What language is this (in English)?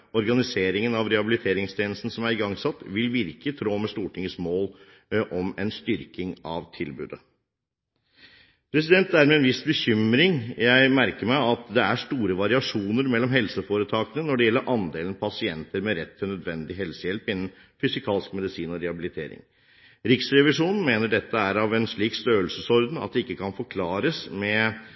Norwegian Bokmål